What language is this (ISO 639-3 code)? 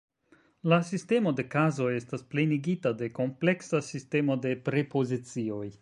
epo